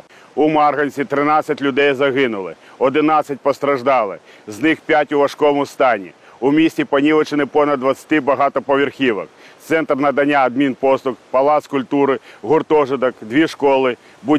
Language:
Ukrainian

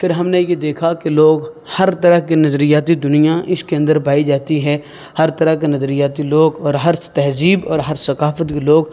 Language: Urdu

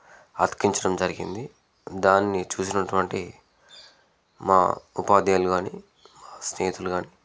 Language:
Telugu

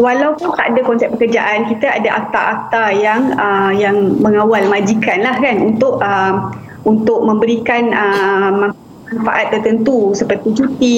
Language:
Malay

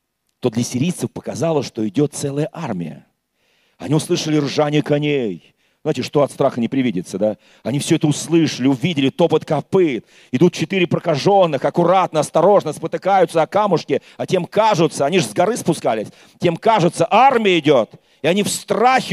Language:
Russian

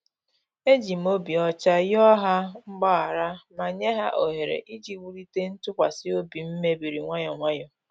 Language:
Igbo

